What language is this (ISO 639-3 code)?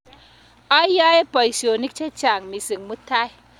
kln